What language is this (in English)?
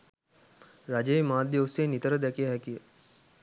Sinhala